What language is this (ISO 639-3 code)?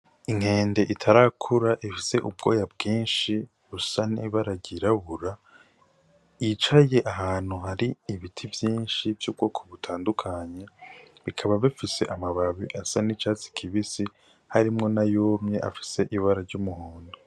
run